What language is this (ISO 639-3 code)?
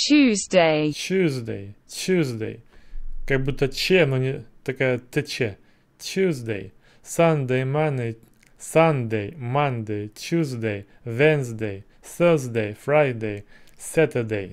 rus